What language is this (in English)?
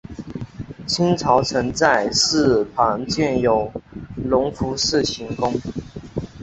Chinese